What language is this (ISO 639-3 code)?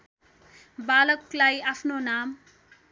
nep